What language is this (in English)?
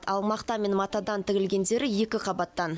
Kazakh